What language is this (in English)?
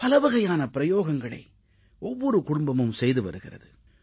Tamil